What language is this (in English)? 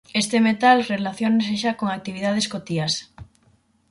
Galician